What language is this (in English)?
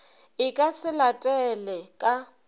Northern Sotho